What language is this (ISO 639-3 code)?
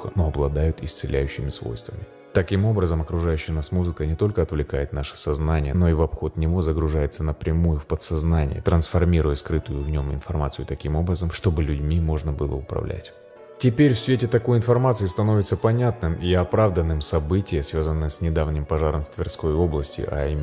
rus